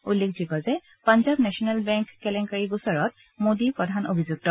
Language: Assamese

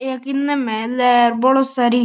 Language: Marwari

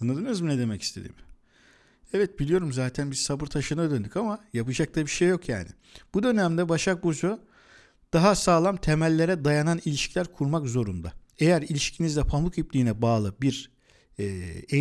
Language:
Turkish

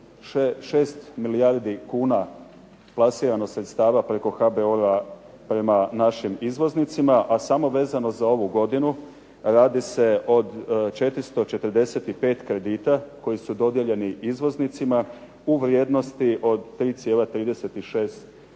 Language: Croatian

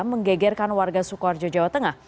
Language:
Indonesian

